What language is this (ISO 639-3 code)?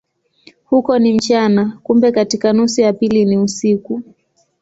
swa